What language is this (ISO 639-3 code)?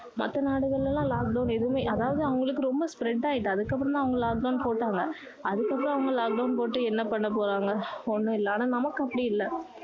tam